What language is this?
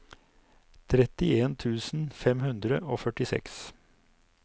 Norwegian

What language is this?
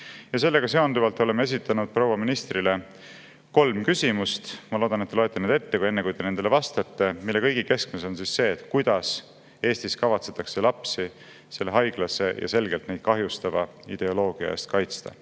Estonian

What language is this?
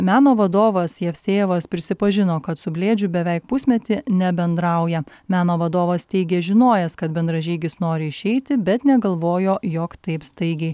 Lithuanian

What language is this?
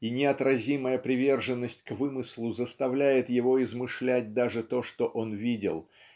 Russian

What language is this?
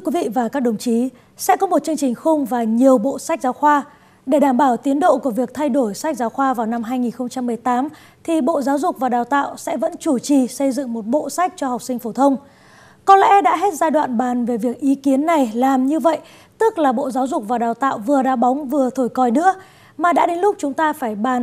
Vietnamese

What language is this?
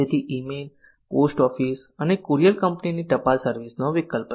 Gujarati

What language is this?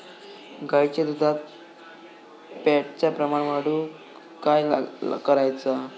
Marathi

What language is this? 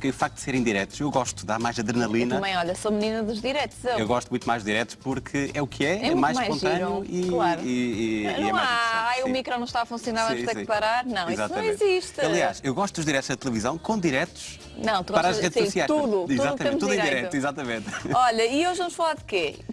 Portuguese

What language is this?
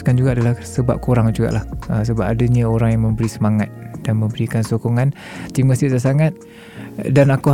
Malay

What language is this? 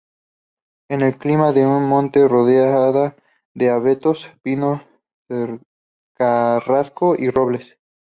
Spanish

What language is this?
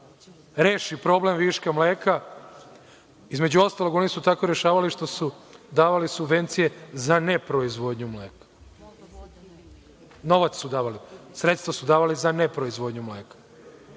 Serbian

